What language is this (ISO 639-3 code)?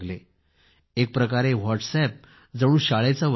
mar